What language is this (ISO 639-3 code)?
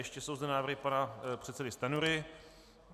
ces